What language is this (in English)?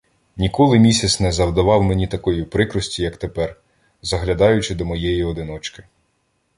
Ukrainian